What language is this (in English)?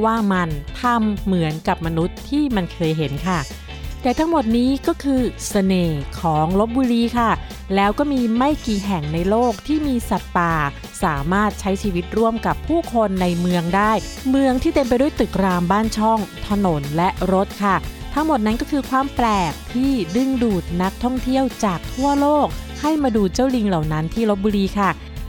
Thai